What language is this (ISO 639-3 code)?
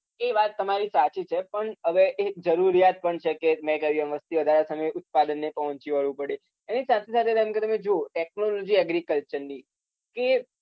guj